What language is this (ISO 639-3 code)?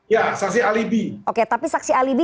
ind